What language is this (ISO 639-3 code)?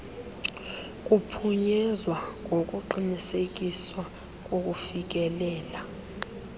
xho